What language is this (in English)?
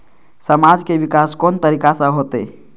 Maithili